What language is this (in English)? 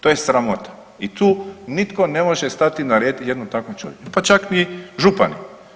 Croatian